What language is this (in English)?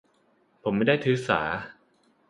Thai